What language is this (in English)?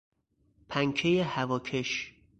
Persian